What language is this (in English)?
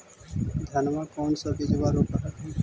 Magahi